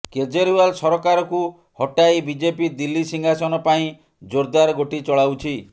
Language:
Odia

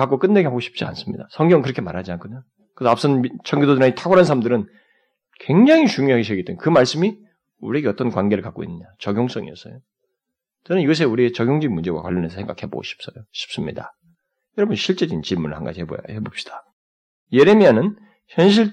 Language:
Korean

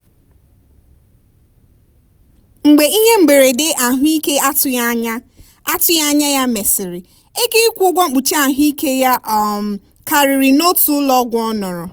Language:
Igbo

